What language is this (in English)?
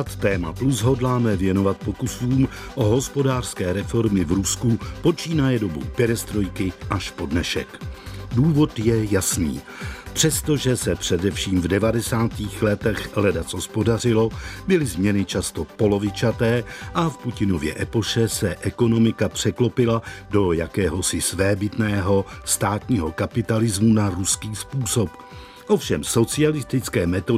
Czech